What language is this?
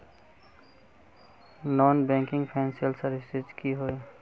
Magahi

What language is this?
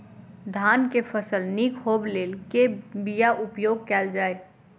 Maithili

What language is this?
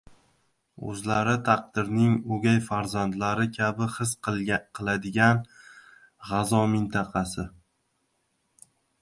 Uzbek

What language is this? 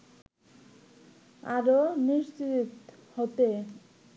Bangla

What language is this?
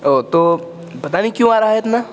Urdu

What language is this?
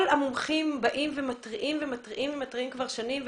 Hebrew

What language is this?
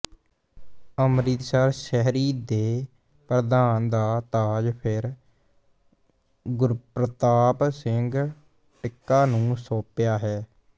Punjabi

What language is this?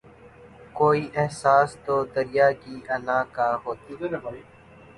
Urdu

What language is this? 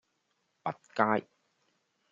Cantonese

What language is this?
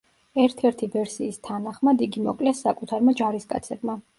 Georgian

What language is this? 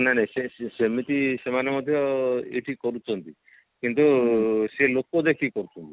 Odia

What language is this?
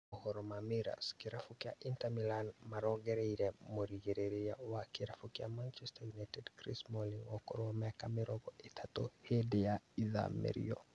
Kikuyu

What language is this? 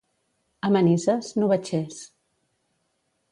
Catalan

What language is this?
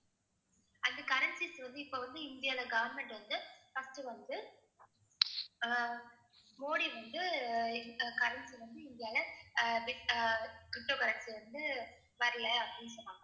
Tamil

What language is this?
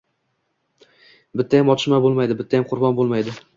Uzbek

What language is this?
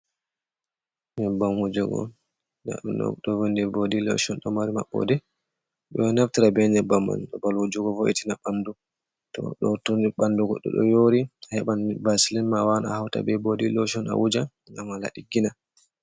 Fula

